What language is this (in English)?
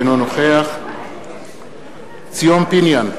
Hebrew